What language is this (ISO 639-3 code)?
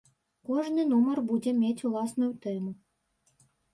bel